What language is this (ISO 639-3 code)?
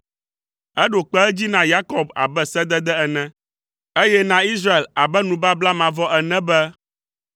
ewe